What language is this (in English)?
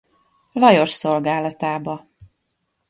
Hungarian